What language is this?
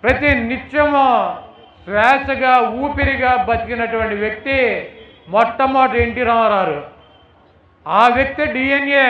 Hindi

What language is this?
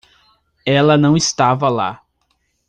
Portuguese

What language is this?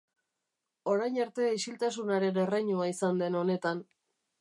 Basque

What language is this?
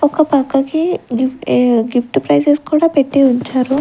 Telugu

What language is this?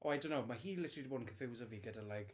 Welsh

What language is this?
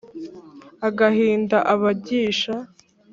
Kinyarwanda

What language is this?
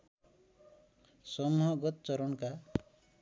Nepali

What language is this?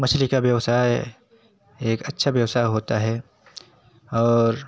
Hindi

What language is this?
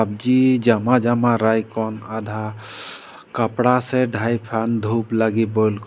Sadri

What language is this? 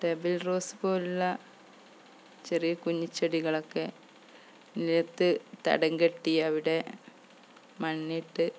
Malayalam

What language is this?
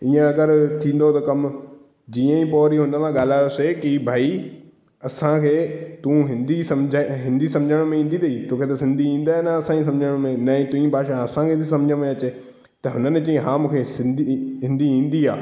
Sindhi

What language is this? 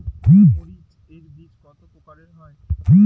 Bangla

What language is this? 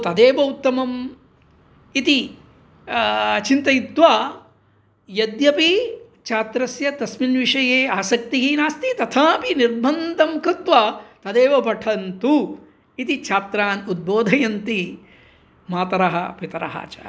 Sanskrit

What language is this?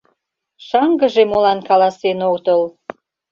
Mari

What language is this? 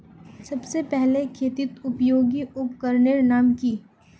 Magahi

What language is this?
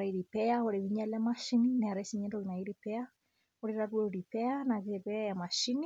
Masai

